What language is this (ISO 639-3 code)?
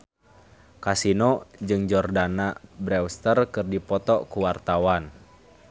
sun